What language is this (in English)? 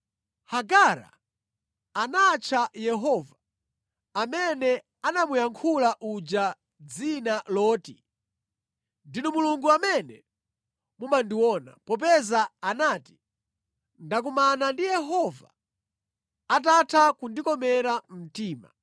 Nyanja